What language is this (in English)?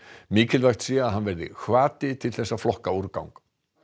Icelandic